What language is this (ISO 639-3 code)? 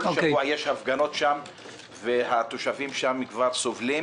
heb